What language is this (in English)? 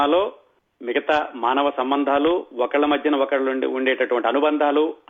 Telugu